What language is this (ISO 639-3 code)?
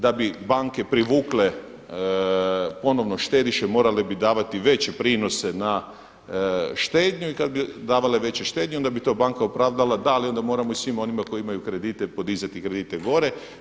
hrv